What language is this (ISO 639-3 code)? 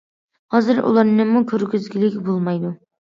uig